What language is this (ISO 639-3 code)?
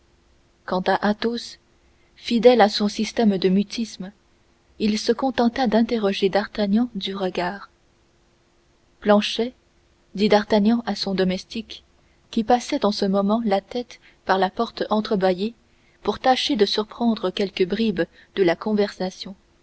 fra